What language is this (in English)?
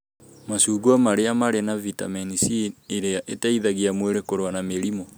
Kikuyu